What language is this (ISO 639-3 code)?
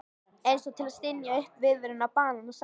isl